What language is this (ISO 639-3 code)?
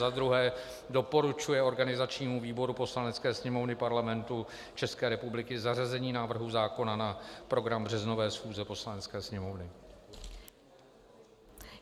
ces